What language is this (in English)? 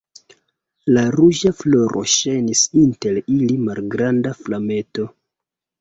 Esperanto